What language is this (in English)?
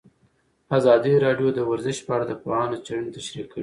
Pashto